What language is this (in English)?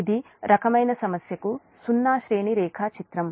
Telugu